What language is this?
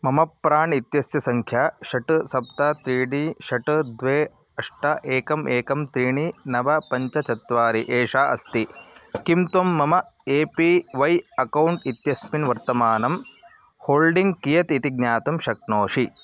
Sanskrit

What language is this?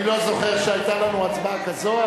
Hebrew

